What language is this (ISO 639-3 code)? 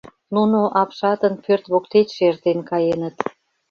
chm